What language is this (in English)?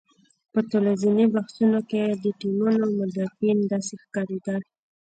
Pashto